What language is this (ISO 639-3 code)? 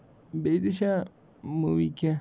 kas